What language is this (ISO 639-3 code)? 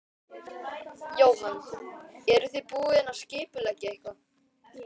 isl